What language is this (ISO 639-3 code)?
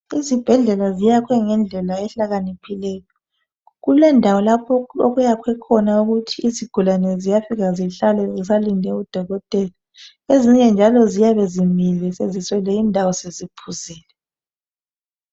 nde